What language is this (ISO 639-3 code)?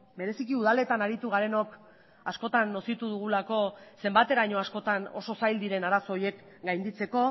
eus